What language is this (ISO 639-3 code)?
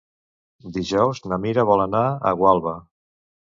cat